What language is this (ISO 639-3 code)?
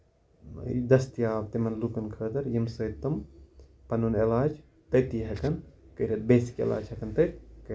kas